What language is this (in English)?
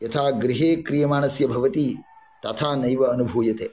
Sanskrit